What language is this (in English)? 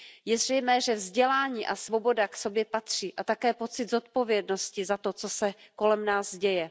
Czech